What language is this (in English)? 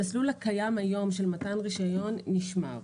Hebrew